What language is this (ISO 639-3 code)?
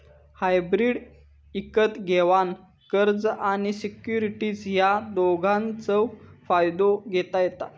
mar